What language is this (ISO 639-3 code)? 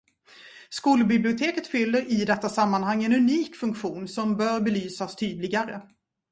swe